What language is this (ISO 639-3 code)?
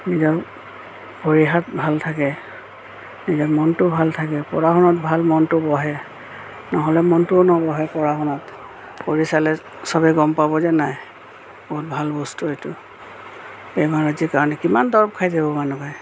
asm